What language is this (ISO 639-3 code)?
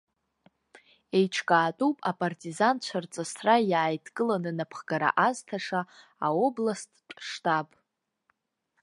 abk